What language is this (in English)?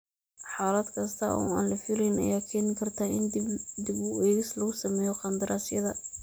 Somali